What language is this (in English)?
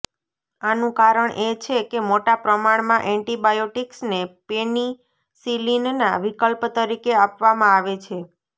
Gujarati